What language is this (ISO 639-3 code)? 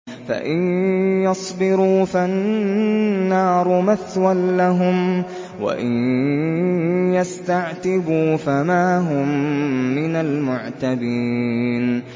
ara